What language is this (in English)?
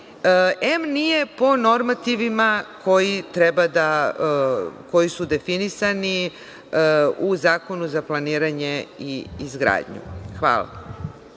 Serbian